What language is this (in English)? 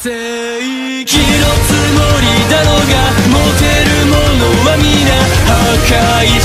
Arabic